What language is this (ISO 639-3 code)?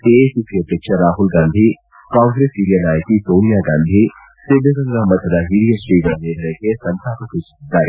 kan